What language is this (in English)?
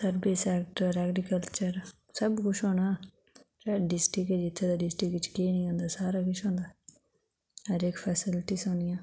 Dogri